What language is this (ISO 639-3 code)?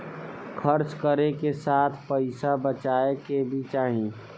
bho